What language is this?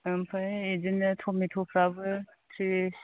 Bodo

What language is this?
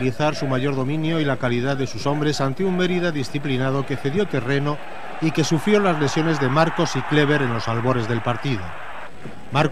Spanish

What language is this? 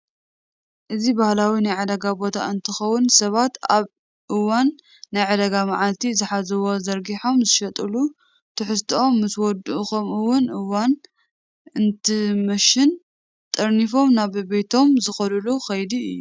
Tigrinya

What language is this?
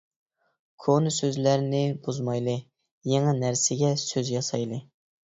Uyghur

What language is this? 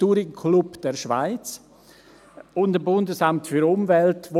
Swiss German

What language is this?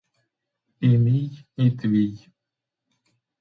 Ukrainian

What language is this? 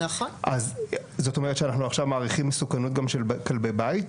Hebrew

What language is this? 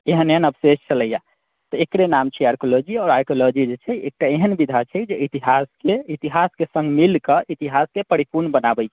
Maithili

